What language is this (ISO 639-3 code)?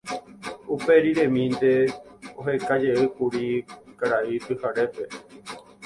grn